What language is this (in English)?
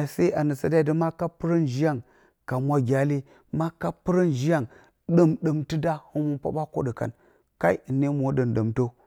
Bacama